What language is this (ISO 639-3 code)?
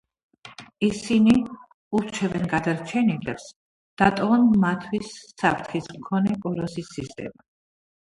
kat